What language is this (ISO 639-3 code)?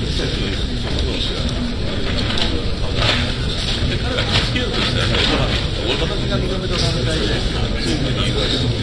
jpn